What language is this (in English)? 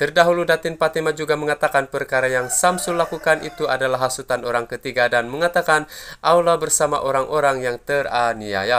Indonesian